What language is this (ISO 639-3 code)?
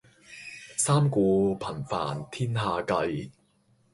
yue